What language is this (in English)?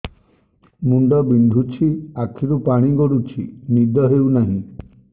Odia